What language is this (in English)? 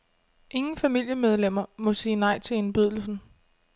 Danish